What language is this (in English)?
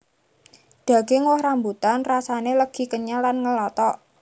Javanese